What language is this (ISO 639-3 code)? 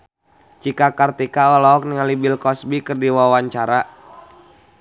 sun